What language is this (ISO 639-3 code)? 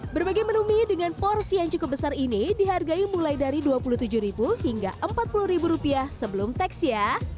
ind